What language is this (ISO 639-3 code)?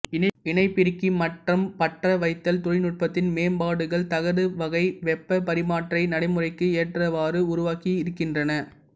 tam